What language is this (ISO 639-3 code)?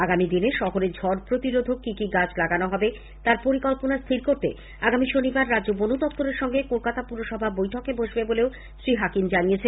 ben